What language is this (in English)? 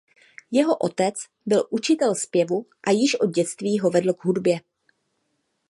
Czech